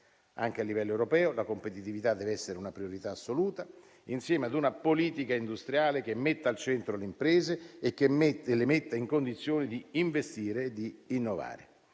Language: Italian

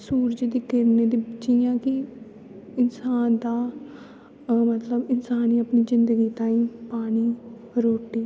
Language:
Dogri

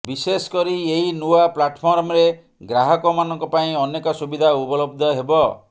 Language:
Odia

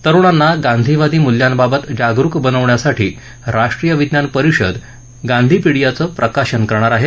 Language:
Marathi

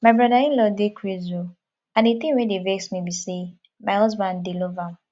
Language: Nigerian Pidgin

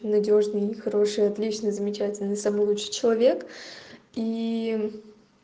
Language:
Russian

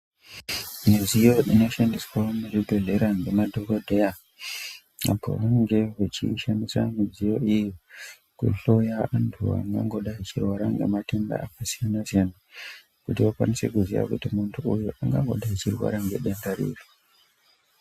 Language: Ndau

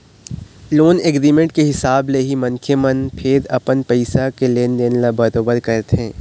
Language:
Chhattisgarhi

